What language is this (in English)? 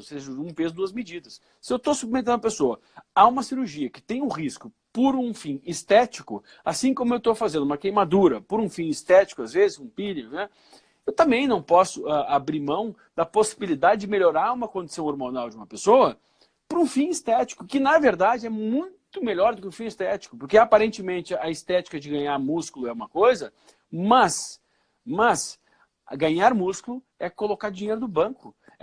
Portuguese